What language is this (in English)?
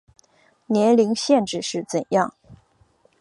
Chinese